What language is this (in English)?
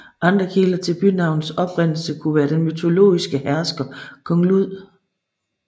Danish